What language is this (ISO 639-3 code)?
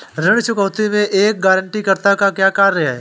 hin